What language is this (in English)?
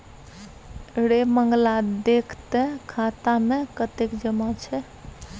Maithili